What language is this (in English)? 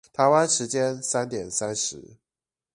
Chinese